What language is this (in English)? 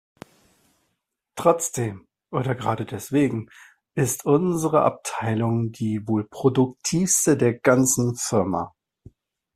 German